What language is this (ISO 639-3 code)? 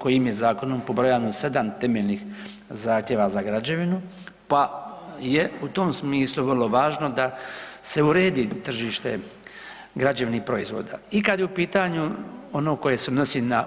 hrv